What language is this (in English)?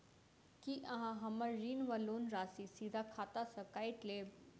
Maithili